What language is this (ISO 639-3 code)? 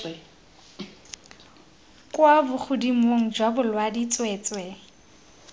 tsn